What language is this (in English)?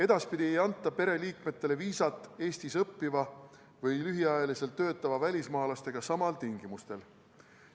Estonian